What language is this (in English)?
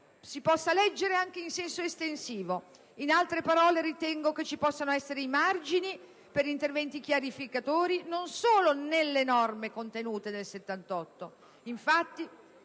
Italian